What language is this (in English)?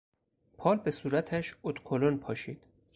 Persian